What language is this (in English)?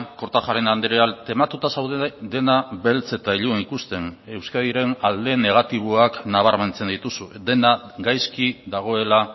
Basque